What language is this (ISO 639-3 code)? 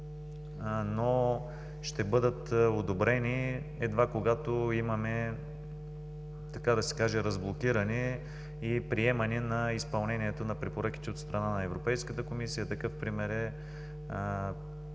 bul